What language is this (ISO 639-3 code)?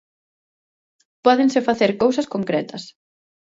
glg